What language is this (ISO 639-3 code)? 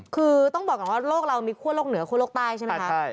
tha